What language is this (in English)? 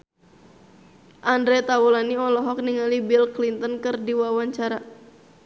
Sundanese